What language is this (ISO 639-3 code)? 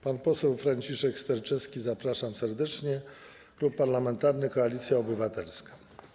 pol